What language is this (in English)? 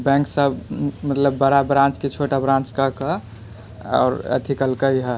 Maithili